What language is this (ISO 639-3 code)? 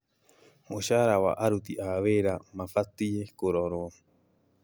kik